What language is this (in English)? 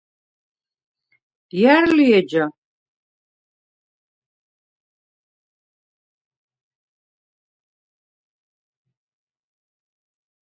Svan